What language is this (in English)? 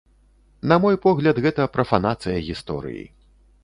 Belarusian